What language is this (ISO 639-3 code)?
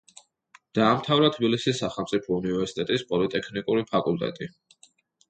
kat